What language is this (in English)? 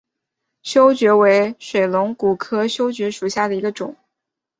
Chinese